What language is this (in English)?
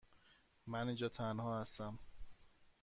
Persian